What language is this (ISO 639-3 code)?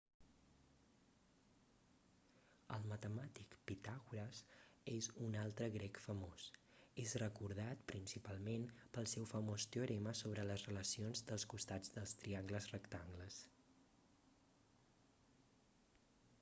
cat